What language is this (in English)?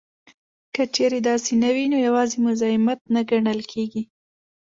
Pashto